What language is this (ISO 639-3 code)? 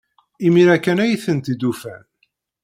kab